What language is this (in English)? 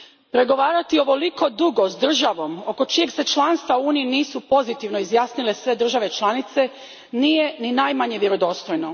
Croatian